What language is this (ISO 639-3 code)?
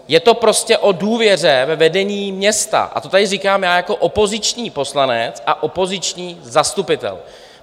ces